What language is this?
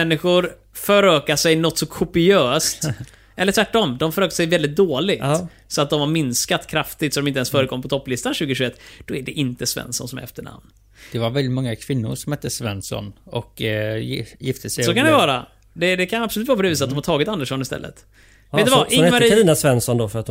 Swedish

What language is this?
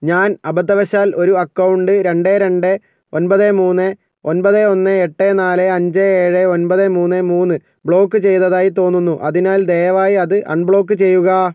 Malayalam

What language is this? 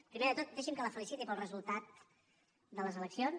Catalan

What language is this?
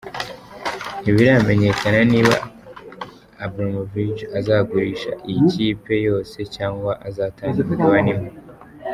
Kinyarwanda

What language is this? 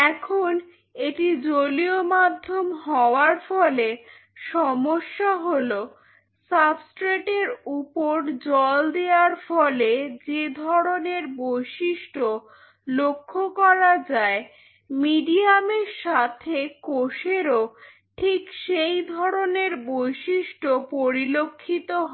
Bangla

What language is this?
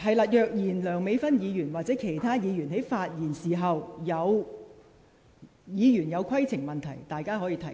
Cantonese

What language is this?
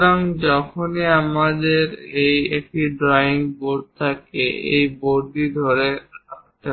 Bangla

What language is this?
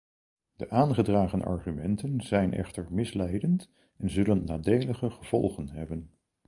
Dutch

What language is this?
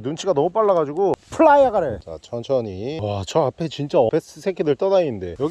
Korean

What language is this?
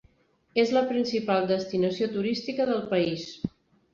Catalan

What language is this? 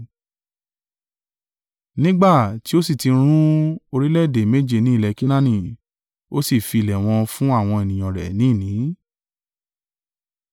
Yoruba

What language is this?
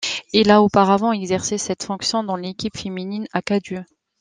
French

